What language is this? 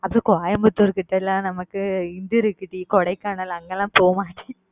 Tamil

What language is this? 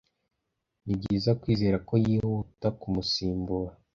Kinyarwanda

